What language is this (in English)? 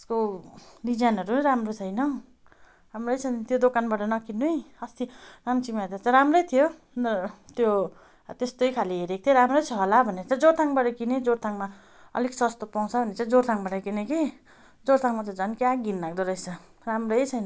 Nepali